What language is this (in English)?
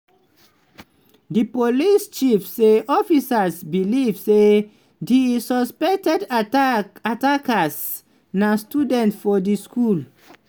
Nigerian Pidgin